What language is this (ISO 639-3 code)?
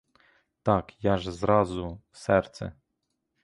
ukr